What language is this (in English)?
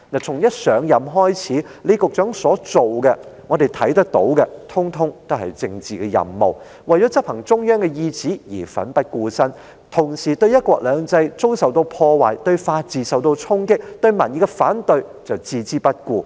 Cantonese